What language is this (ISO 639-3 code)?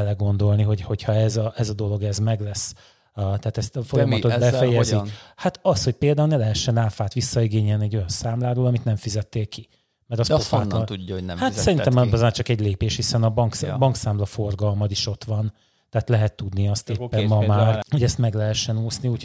hun